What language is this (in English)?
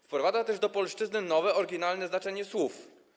Polish